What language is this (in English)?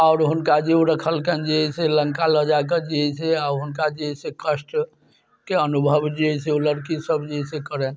Maithili